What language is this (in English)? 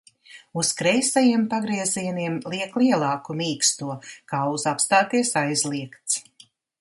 Latvian